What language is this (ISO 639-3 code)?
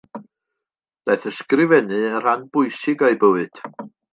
cym